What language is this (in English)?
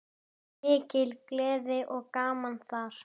Icelandic